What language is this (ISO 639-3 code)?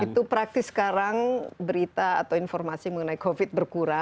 ind